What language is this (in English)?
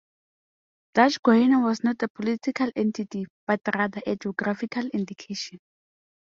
English